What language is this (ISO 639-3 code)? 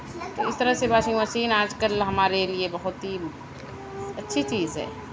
urd